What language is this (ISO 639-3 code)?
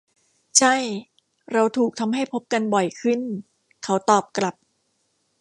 tha